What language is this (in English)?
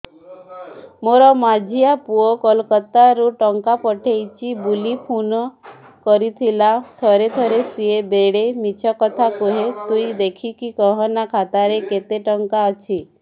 Odia